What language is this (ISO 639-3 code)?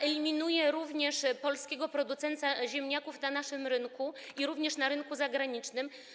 pol